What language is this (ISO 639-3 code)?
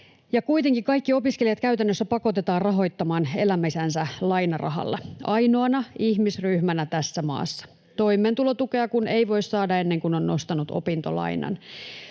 fin